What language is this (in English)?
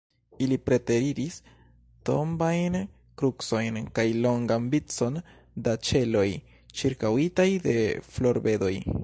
Esperanto